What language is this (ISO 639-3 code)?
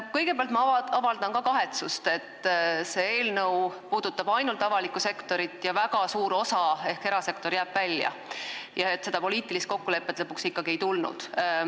est